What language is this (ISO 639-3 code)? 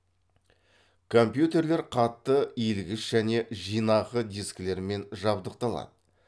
kaz